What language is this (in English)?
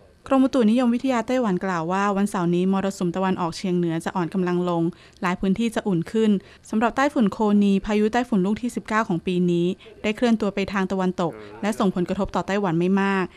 Thai